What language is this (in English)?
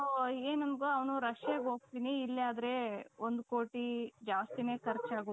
Kannada